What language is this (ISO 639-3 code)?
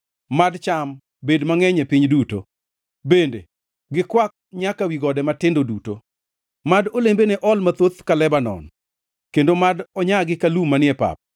luo